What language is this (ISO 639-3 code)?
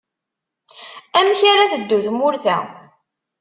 kab